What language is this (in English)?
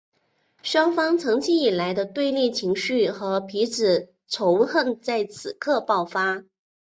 Chinese